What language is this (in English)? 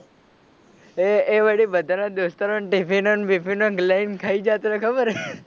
Gujarati